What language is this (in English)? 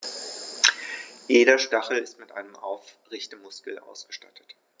German